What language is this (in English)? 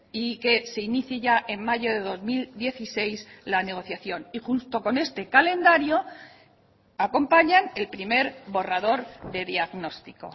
Spanish